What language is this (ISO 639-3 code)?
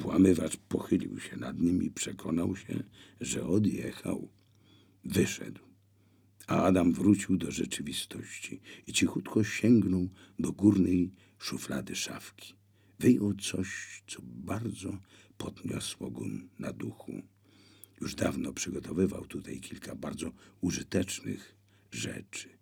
pol